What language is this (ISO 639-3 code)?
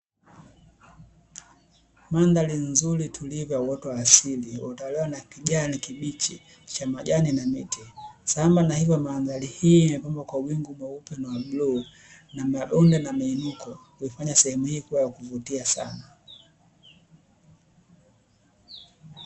swa